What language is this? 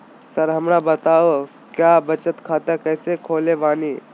Magahi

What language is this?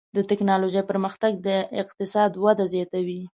Pashto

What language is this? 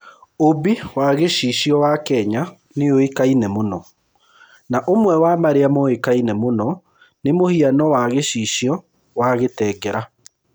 Kikuyu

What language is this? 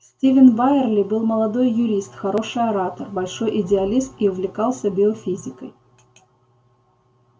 Russian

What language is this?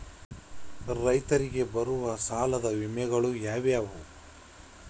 Kannada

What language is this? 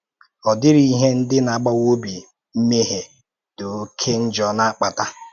Igbo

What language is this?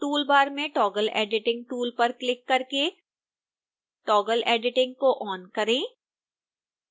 Hindi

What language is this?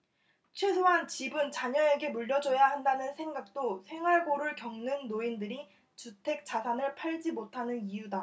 Korean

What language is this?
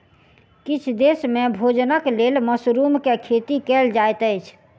Maithili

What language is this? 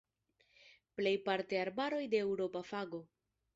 Esperanto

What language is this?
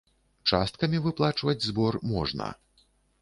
Belarusian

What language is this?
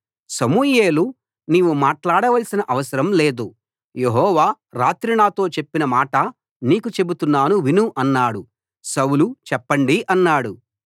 Telugu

